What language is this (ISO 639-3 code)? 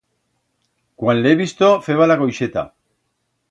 arg